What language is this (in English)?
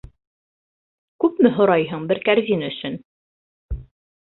Bashkir